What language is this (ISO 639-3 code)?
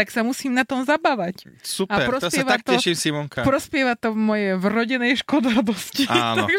slk